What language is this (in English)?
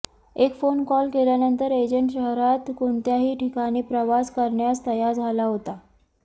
Marathi